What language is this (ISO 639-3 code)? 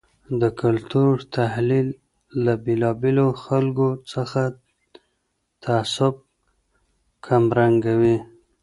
pus